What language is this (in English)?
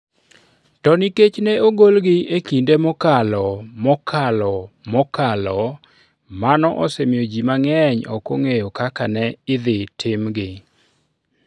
Luo (Kenya and Tanzania)